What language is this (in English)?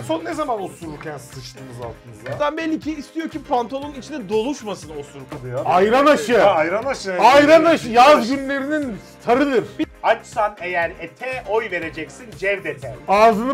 Turkish